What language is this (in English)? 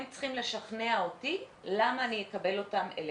Hebrew